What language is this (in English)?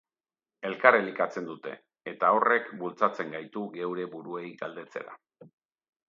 Basque